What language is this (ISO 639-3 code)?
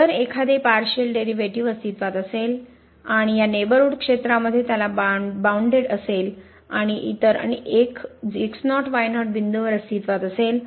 mar